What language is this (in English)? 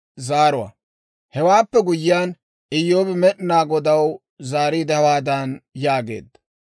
Dawro